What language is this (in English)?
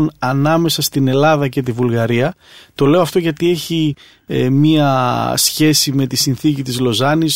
Greek